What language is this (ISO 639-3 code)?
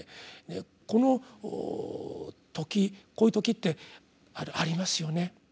jpn